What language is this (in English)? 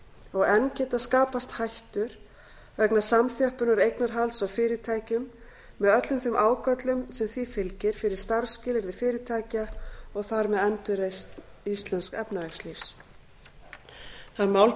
Icelandic